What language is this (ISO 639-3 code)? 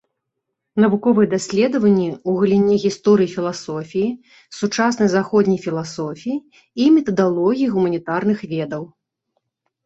bel